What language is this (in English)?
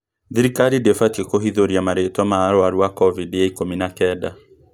Kikuyu